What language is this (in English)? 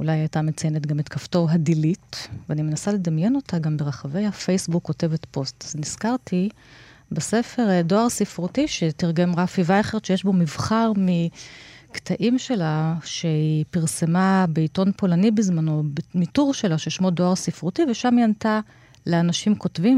Hebrew